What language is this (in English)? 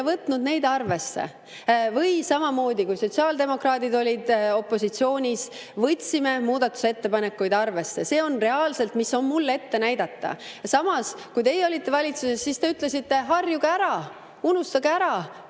Estonian